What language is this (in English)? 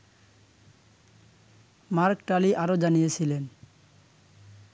Bangla